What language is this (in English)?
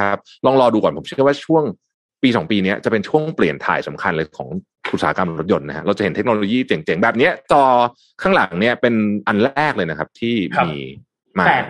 Thai